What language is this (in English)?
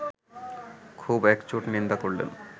Bangla